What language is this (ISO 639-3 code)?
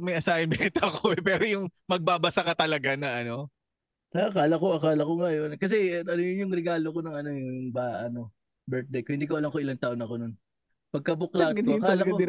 fil